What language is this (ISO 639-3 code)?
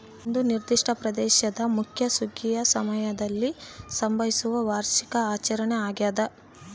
kan